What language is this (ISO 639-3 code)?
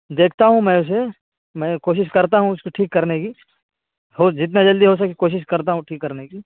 urd